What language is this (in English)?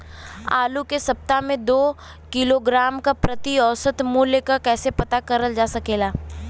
Bhojpuri